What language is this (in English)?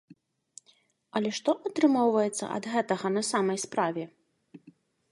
Belarusian